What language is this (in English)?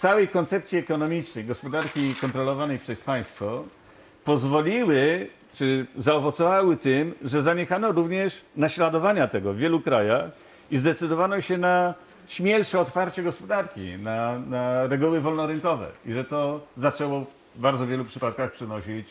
Polish